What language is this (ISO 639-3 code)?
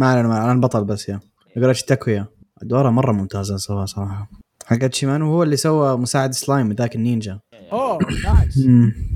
ara